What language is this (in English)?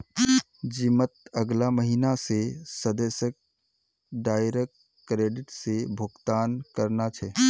Magahi